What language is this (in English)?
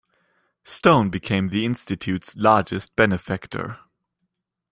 English